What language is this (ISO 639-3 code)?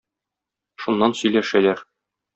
tat